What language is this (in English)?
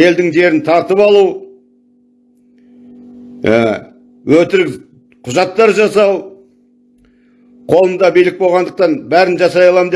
Turkish